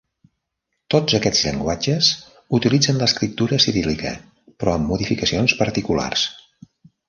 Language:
Catalan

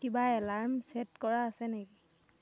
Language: Assamese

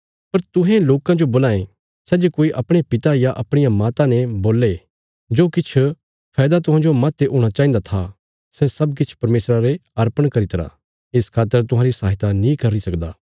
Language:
Bilaspuri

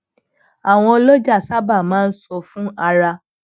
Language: Yoruba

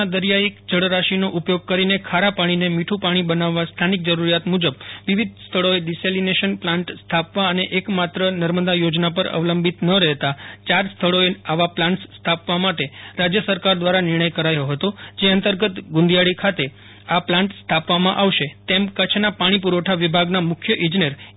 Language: Gujarati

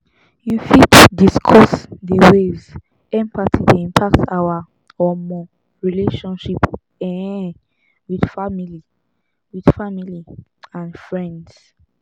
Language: Nigerian Pidgin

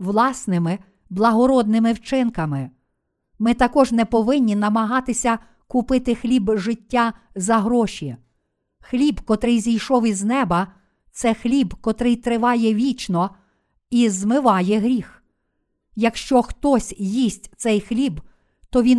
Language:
Ukrainian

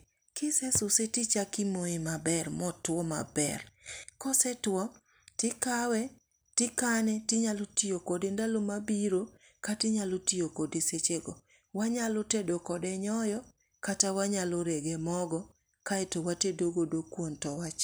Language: Luo (Kenya and Tanzania)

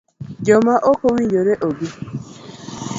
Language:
Luo (Kenya and Tanzania)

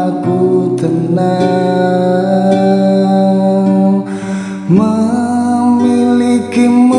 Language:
Indonesian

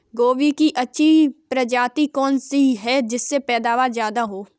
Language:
Hindi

